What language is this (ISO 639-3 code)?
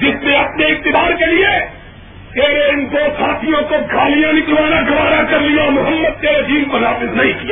urd